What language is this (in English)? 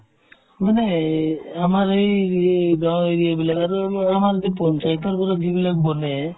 Assamese